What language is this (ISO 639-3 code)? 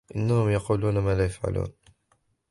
ara